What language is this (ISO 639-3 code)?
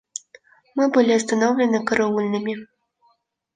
rus